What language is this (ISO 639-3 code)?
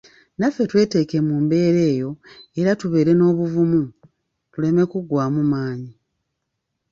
lug